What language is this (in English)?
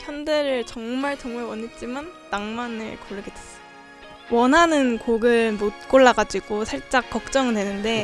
Korean